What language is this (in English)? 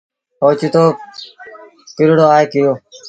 Sindhi Bhil